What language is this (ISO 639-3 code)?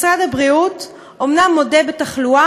heb